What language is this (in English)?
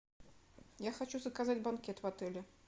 Russian